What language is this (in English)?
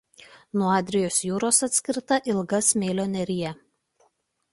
Lithuanian